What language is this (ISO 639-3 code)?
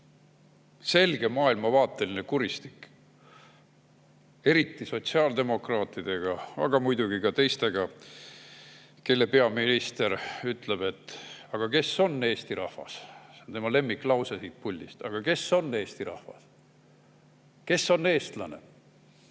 est